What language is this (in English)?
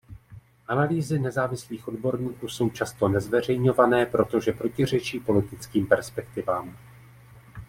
Czech